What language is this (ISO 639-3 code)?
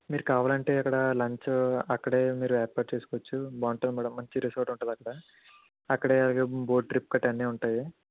tel